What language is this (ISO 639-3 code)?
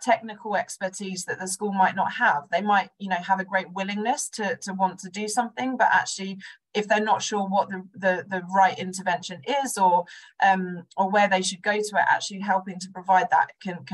eng